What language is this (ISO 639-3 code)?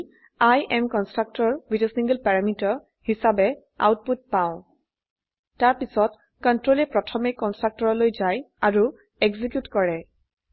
asm